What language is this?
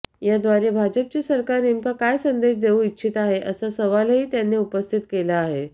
Marathi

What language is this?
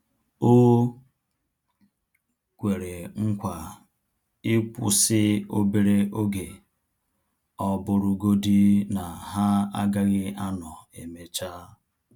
Igbo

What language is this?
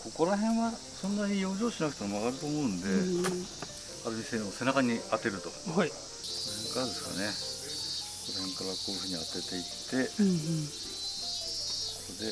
Japanese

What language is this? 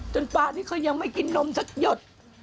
Thai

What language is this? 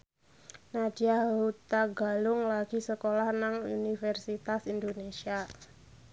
Javanese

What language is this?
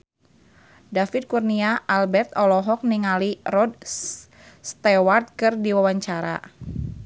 Sundanese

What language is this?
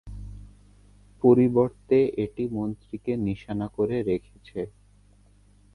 Bangla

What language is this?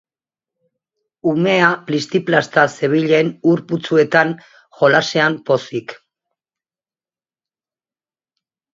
Basque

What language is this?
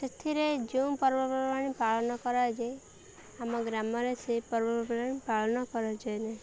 Odia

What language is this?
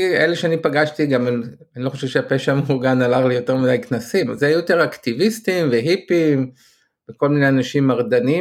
Hebrew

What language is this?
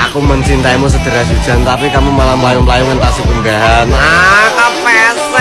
Indonesian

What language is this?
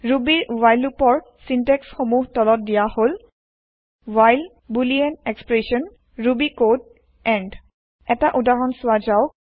Assamese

